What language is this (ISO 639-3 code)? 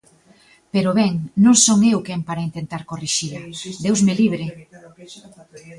glg